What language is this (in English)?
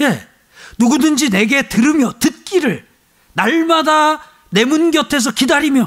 Korean